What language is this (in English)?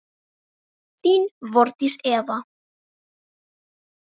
Icelandic